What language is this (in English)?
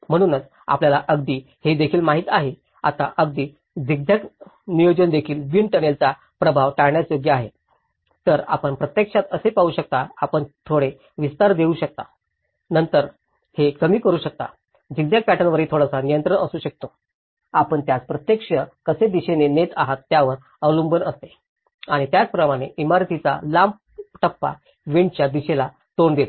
Marathi